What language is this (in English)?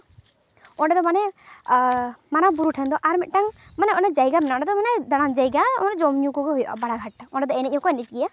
Santali